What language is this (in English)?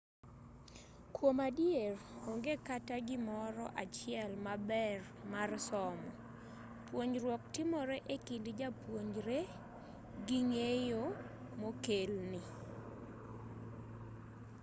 Luo (Kenya and Tanzania)